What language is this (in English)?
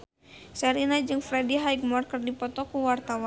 Sundanese